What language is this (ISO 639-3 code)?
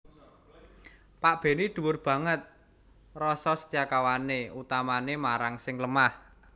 jav